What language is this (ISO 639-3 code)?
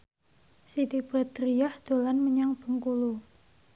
jav